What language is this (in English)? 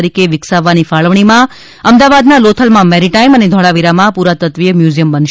Gujarati